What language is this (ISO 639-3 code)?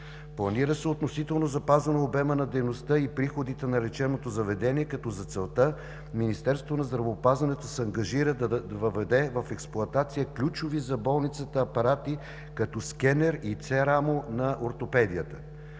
bul